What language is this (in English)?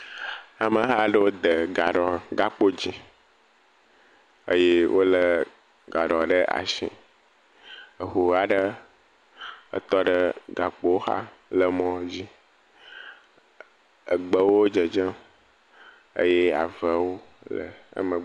Ewe